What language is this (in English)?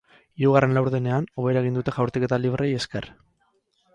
Basque